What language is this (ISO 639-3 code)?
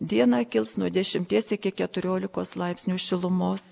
lit